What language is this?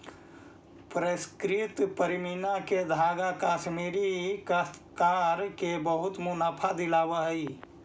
Magahi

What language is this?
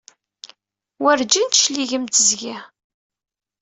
Kabyle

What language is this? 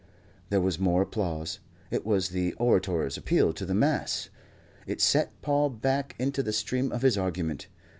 English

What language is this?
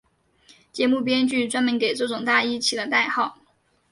Chinese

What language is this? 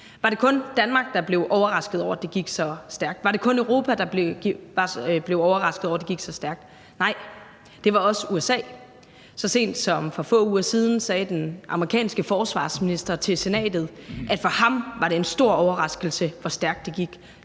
Danish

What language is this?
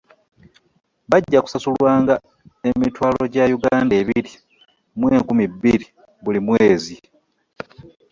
Ganda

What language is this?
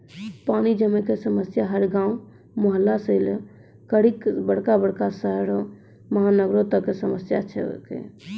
Maithili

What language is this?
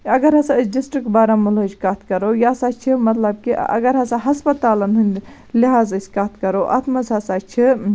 Kashmiri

